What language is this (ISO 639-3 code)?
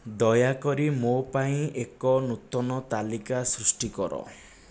ori